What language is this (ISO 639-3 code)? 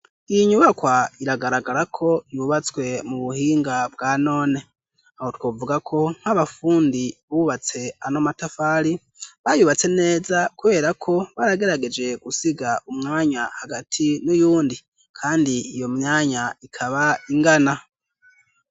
run